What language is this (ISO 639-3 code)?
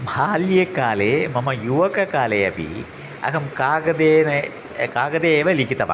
san